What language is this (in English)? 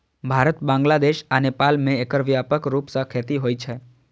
Maithili